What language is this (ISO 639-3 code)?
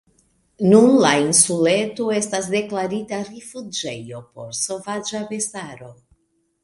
epo